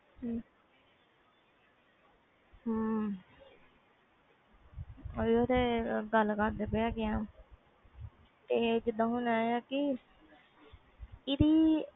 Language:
Punjabi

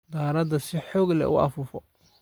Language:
Somali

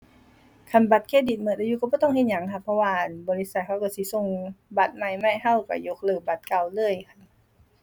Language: Thai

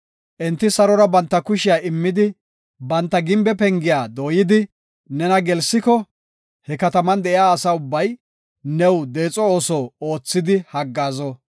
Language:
Gofa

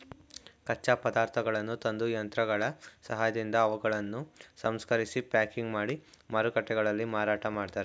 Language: Kannada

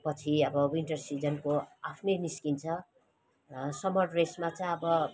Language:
Nepali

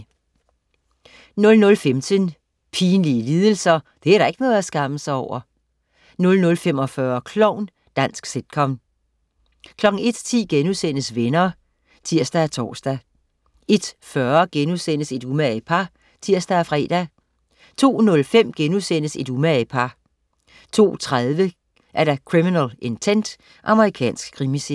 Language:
Danish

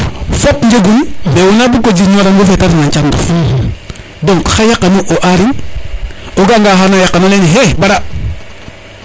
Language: Serer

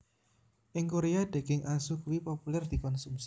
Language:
Javanese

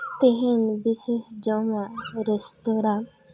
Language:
Santali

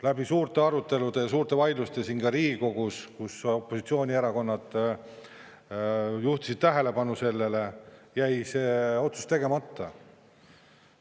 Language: Estonian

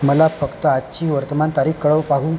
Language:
Marathi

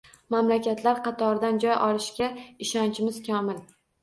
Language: Uzbek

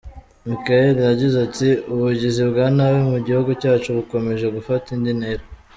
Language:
Kinyarwanda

